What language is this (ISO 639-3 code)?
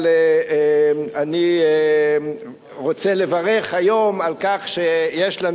heb